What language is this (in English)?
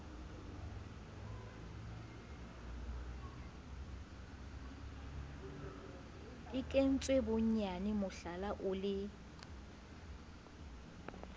Southern Sotho